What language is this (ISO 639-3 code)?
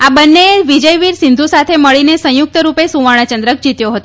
guj